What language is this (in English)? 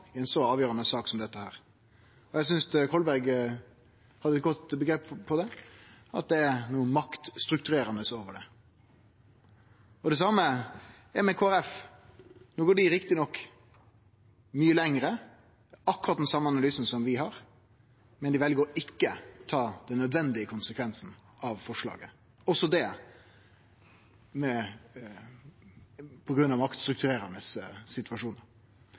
Norwegian Nynorsk